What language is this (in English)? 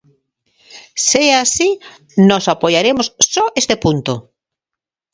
Galician